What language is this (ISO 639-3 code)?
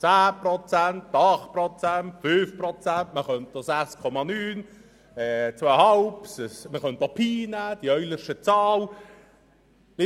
gsw